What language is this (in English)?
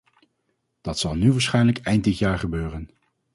Dutch